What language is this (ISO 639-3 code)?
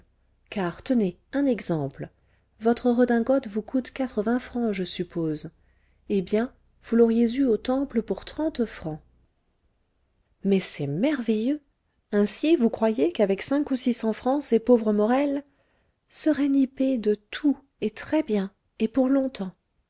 fra